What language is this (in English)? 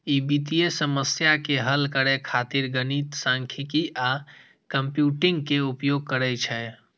Maithili